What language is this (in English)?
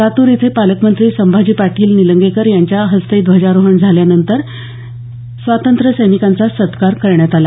Marathi